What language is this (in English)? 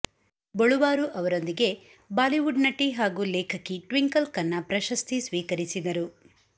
Kannada